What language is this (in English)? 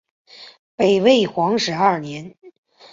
Chinese